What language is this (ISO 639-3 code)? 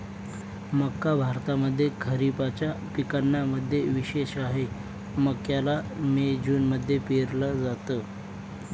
mar